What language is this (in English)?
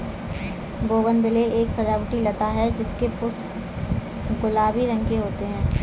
Hindi